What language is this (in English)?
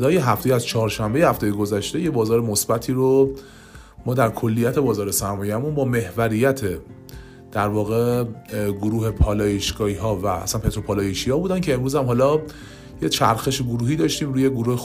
Persian